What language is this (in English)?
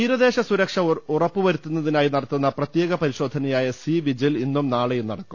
Malayalam